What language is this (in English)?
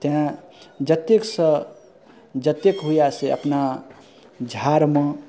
Maithili